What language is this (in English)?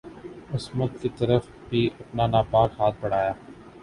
Urdu